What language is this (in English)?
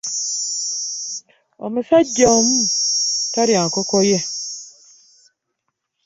Ganda